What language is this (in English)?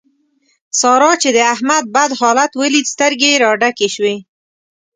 Pashto